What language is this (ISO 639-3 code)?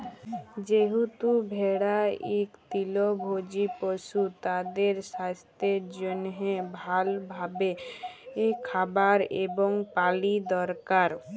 ben